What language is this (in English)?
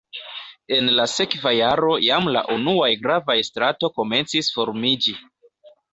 Esperanto